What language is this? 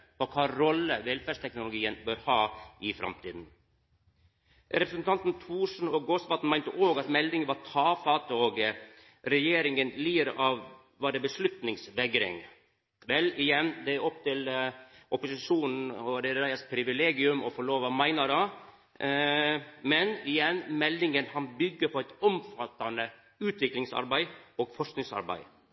Norwegian Nynorsk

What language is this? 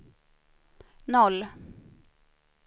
Swedish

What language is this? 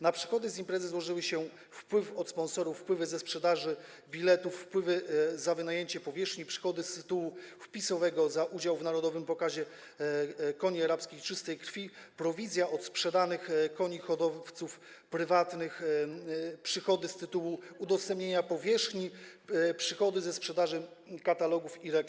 Polish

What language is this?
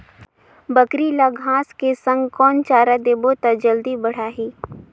Chhattisgarhi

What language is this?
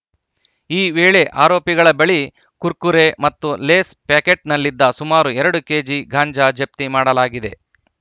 Kannada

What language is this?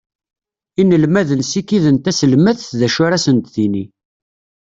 Kabyle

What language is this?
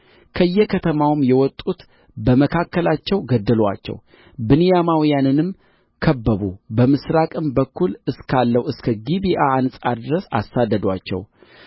Amharic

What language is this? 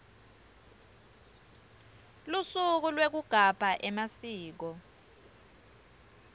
Swati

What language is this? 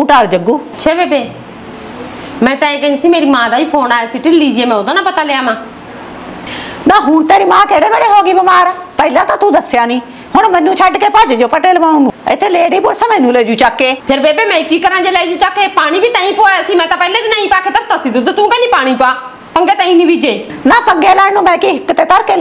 Punjabi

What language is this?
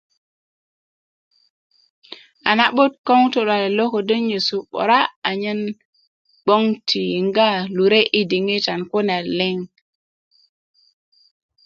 Kuku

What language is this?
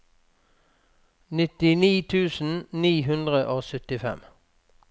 Norwegian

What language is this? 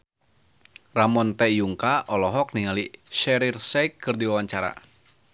Sundanese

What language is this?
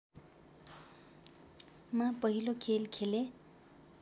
Nepali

